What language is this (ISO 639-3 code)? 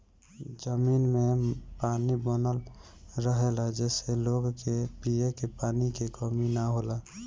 bho